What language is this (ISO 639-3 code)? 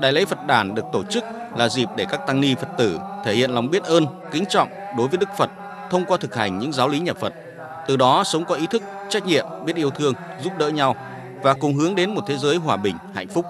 vie